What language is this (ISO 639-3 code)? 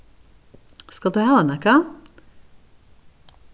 fao